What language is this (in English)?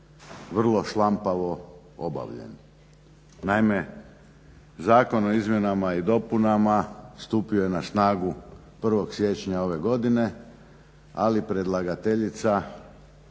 Croatian